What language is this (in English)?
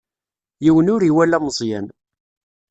Kabyle